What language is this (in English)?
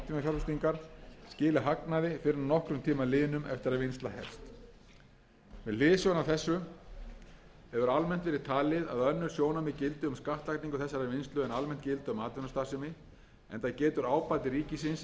Icelandic